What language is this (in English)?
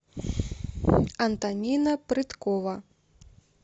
Russian